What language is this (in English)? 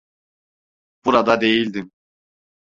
Turkish